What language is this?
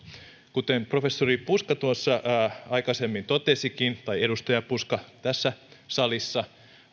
Finnish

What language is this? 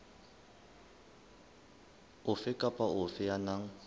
Southern Sotho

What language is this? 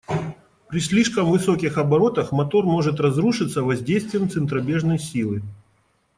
Russian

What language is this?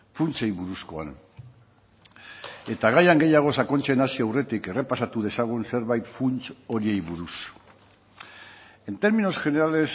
Basque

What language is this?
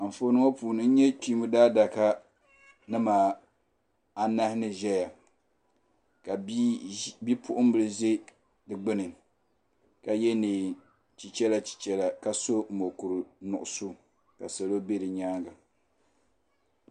Dagbani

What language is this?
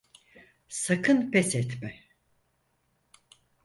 Turkish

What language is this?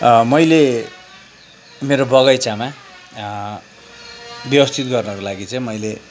Nepali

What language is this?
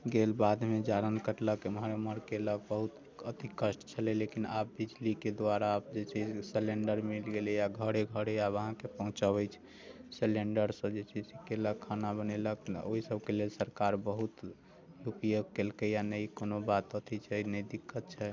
Maithili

